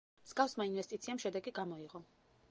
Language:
Georgian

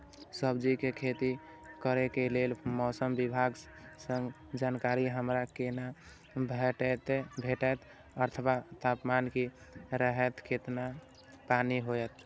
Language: Maithili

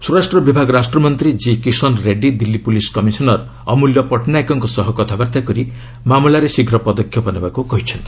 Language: Odia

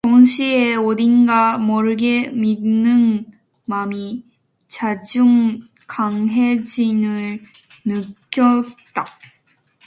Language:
Korean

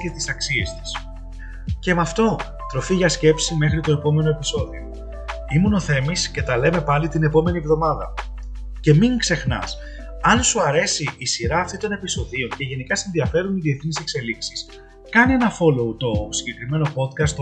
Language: Greek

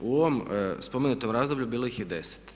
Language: Croatian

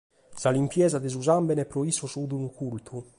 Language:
Sardinian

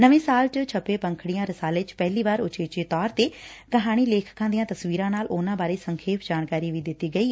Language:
Punjabi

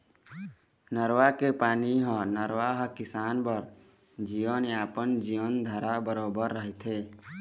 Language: Chhattisgarhi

